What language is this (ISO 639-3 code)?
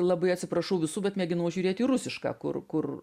lit